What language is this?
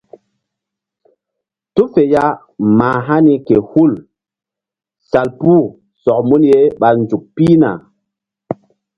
Mbum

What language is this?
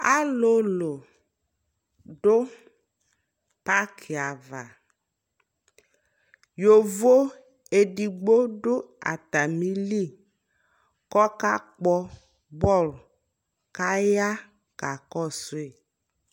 Ikposo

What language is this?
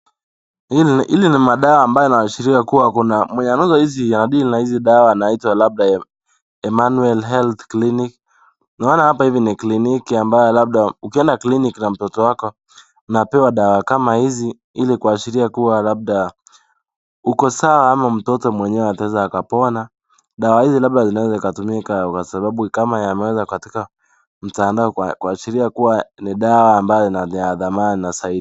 Swahili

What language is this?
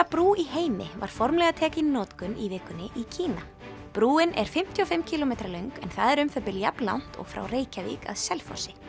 Icelandic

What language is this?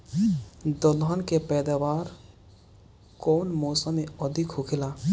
Bhojpuri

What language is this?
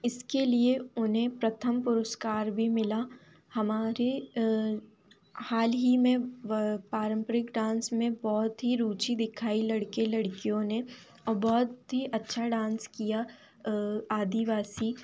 Hindi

